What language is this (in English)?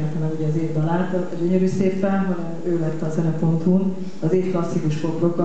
Hungarian